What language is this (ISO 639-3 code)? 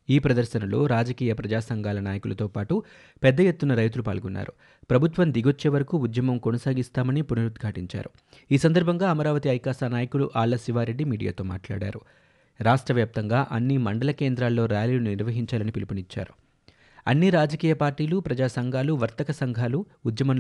tel